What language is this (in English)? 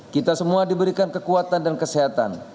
Indonesian